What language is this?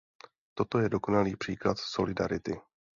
Czech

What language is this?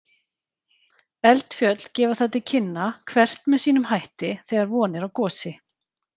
Icelandic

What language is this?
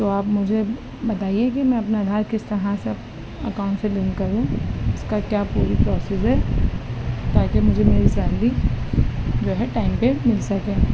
Urdu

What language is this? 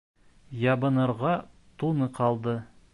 Bashkir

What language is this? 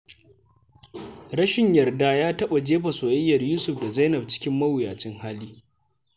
Hausa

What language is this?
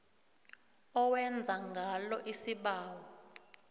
South Ndebele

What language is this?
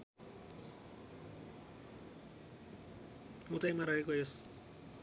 Nepali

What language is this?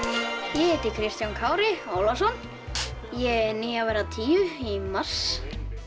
Icelandic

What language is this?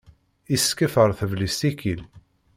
Kabyle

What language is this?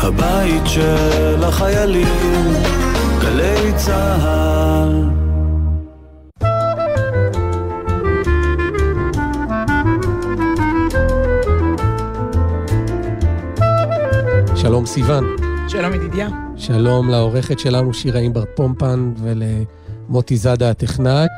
Hebrew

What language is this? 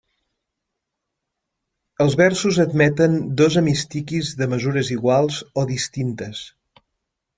Catalan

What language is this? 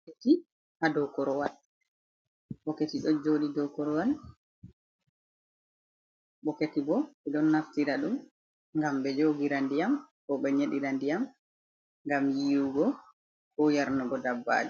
Fula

